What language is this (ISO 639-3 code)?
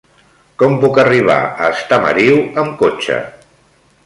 cat